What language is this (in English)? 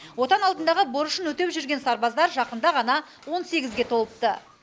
Kazakh